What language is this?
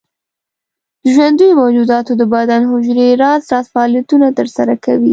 Pashto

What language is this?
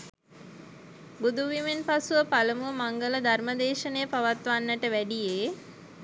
Sinhala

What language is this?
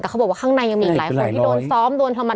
Thai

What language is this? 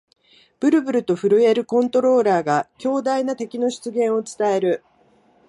Japanese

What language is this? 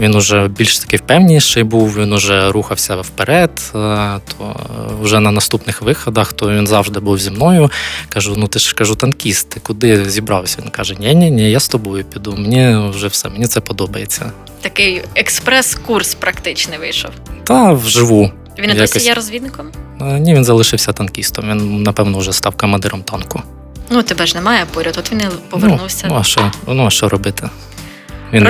Ukrainian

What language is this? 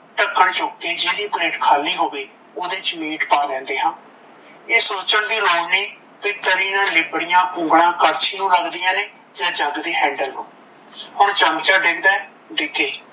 Punjabi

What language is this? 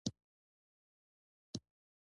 Pashto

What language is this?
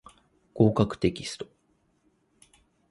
Japanese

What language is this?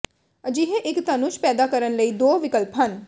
Punjabi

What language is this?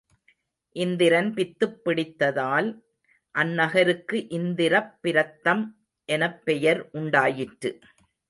Tamil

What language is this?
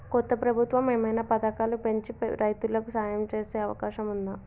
Telugu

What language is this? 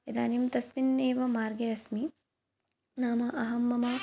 Sanskrit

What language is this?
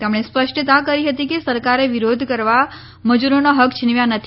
Gujarati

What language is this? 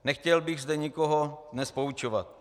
Czech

